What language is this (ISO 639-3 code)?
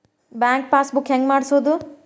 kan